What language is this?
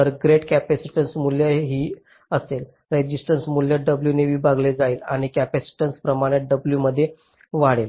Marathi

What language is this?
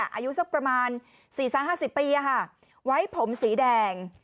Thai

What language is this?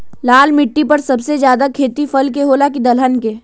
Magahi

